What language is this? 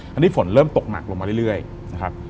Thai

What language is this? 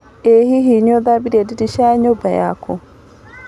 Kikuyu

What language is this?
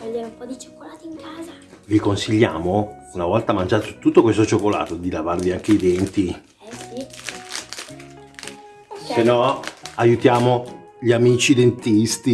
Italian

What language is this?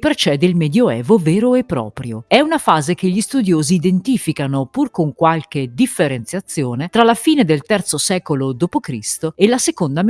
Italian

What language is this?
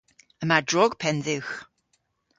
Cornish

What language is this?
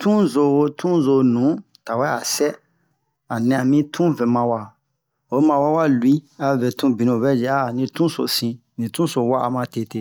Bomu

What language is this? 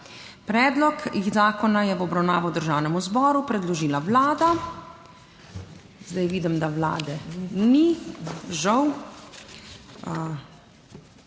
Slovenian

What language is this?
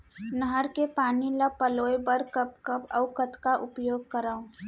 Chhattisgarhi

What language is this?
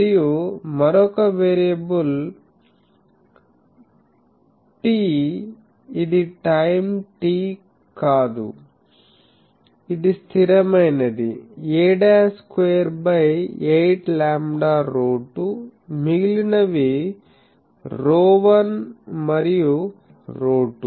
Telugu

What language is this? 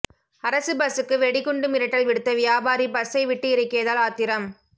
Tamil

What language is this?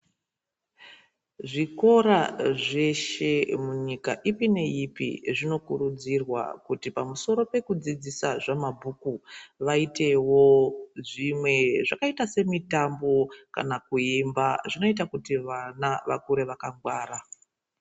Ndau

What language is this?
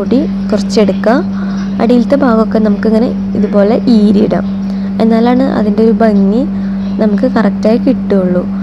English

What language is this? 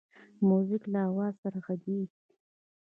Pashto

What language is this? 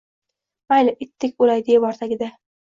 Uzbek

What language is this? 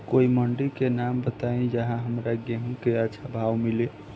Bhojpuri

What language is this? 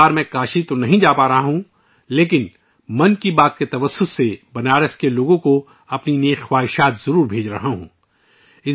Urdu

